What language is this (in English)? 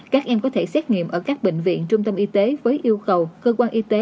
Vietnamese